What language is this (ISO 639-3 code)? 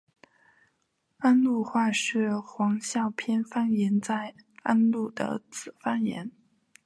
zho